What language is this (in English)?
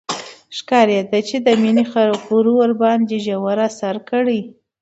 Pashto